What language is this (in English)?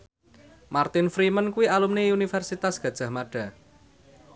Javanese